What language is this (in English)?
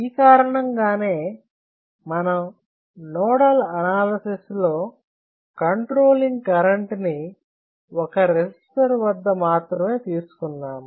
Telugu